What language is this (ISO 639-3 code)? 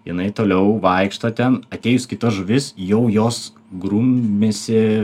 lit